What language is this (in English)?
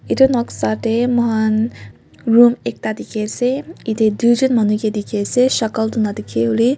Naga Pidgin